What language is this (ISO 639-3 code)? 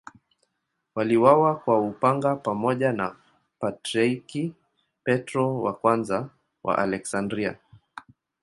swa